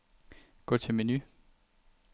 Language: Danish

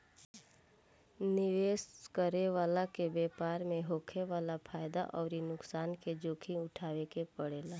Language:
Bhojpuri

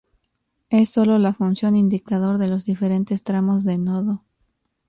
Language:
Spanish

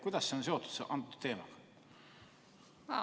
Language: Estonian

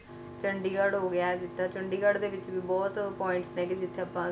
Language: Punjabi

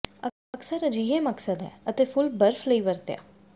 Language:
Punjabi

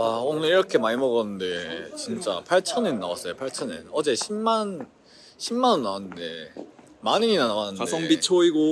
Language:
Korean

